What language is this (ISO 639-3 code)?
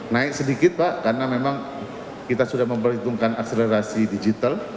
ind